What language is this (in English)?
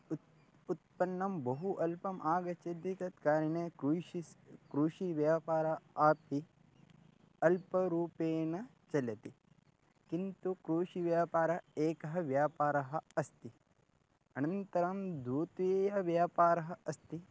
Sanskrit